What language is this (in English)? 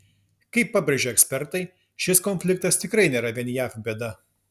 Lithuanian